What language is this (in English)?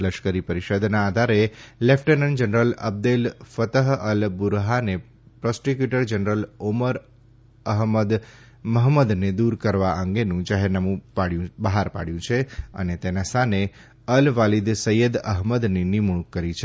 Gujarati